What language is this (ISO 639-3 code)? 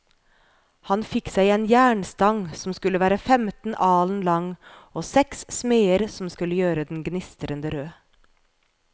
nor